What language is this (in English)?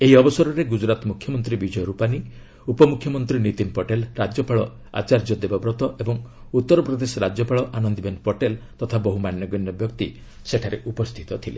Odia